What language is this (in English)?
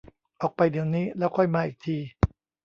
Thai